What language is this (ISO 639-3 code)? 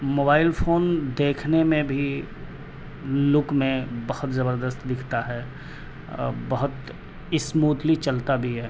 urd